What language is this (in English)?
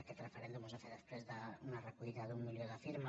Catalan